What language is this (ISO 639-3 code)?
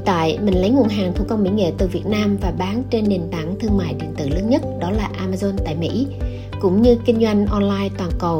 vie